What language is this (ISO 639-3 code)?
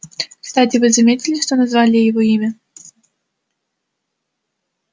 rus